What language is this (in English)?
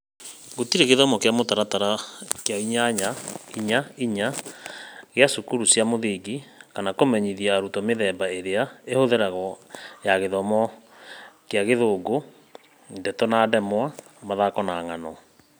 Kikuyu